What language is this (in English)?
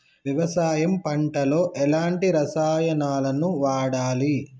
Telugu